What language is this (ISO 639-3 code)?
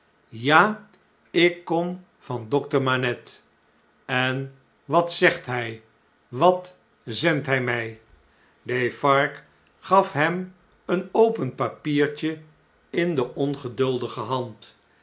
nld